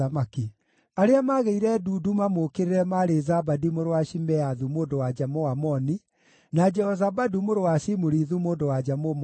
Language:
Kikuyu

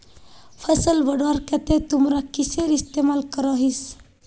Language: Magahi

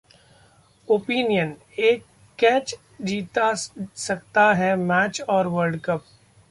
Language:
Hindi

